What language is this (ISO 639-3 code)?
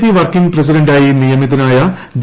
mal